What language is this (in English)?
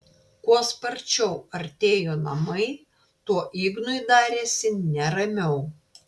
Lithuanian